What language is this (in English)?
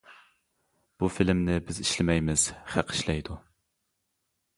Uyghur